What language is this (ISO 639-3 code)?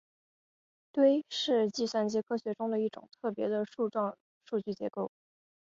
zho